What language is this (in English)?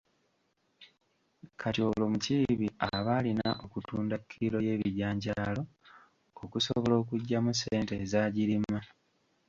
Ganda